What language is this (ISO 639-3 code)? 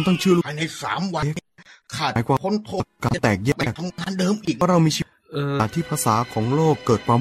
tha